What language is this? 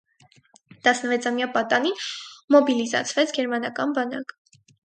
Armenian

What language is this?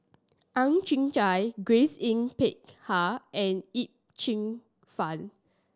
English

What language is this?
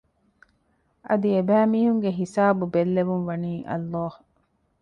Divehi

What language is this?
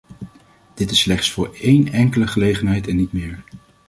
Dutch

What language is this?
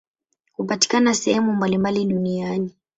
Swahili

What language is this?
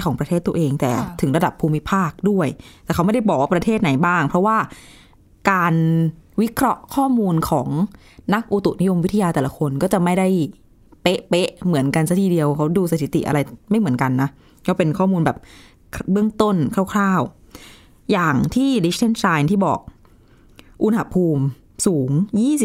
Thai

